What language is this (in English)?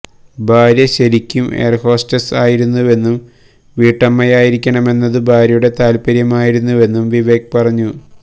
Malayalam